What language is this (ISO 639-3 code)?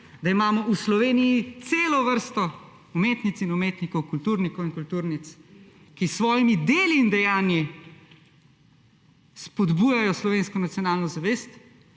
slv